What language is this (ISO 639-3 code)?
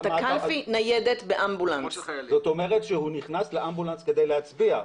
heb